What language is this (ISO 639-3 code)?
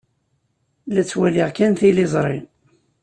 kab